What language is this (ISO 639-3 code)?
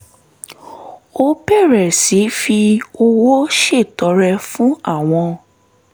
yor